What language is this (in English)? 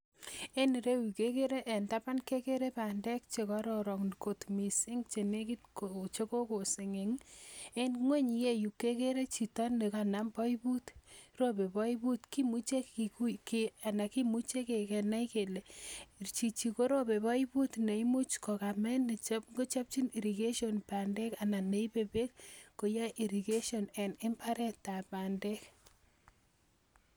Kalenjin